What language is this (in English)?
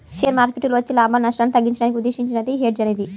Telugu